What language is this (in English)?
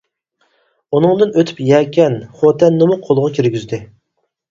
Uyghur